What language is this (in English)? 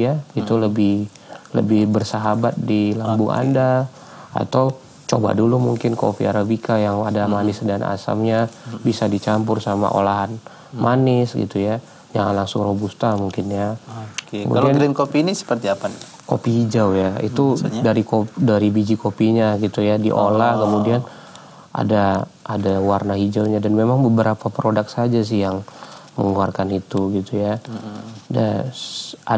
Indonesian